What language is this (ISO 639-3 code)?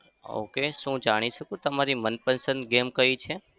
guj